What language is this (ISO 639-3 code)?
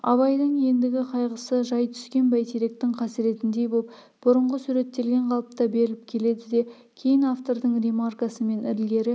kaz